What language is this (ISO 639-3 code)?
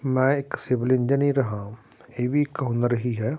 pan